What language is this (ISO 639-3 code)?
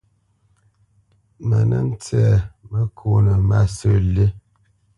bce